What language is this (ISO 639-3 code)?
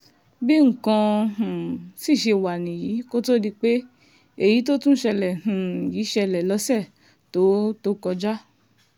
yor